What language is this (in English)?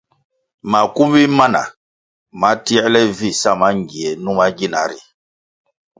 Kwasio